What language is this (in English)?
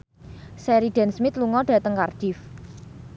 Javanese